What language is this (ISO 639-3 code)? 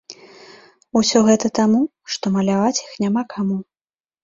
bel